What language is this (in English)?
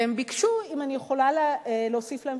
Hebrew